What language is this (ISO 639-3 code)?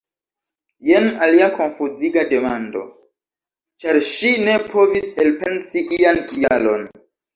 epo